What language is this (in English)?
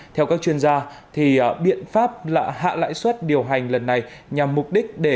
Vietnamese